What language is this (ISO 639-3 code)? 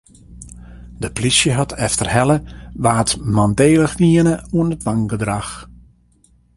fry